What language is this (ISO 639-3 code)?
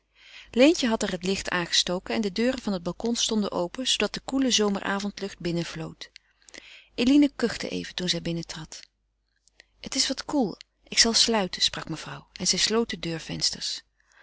nld